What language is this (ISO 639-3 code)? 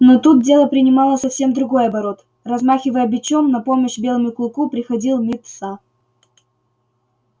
rus